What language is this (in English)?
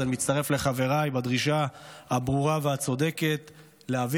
Hebrew